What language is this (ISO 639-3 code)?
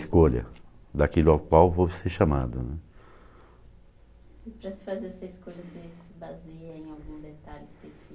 por